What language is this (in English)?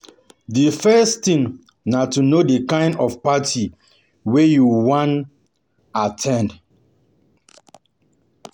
Nigerian Pidgin